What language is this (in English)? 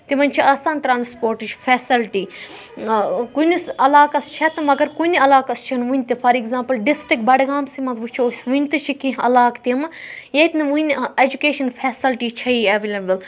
Kashmiri